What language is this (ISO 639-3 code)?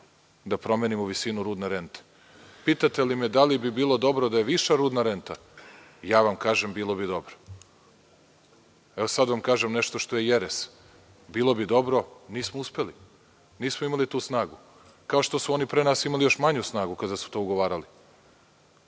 srp